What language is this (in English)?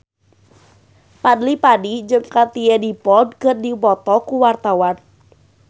Sundanese